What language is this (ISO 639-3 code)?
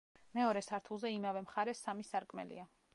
kat